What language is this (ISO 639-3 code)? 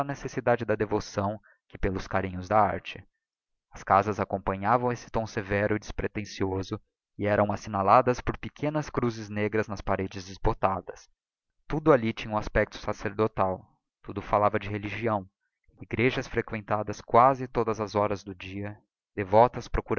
por